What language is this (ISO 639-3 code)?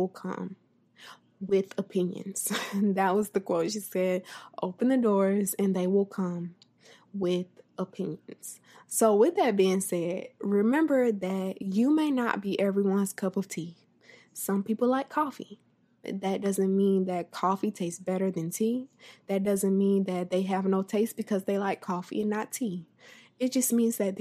eng